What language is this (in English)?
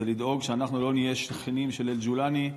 Hebrew